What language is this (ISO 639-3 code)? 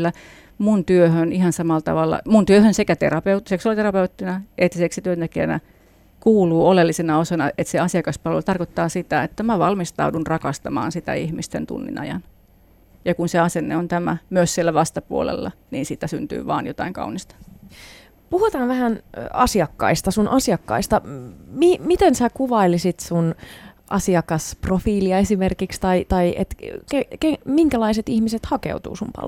fin